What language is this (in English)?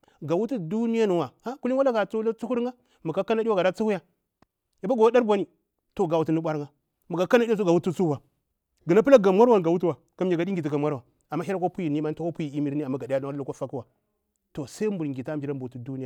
Bura-Pabir